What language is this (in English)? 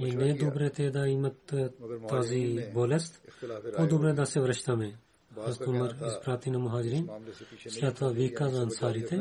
Bulgarian